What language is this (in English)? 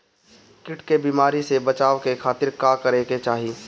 Bhojpuri